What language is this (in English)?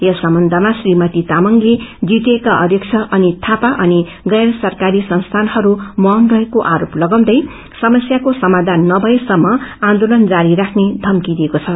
Nepali